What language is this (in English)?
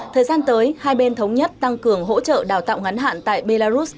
Vietnamese